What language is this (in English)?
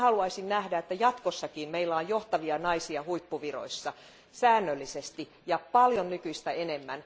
Finnish